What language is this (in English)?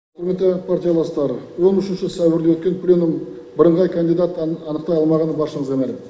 Kazakh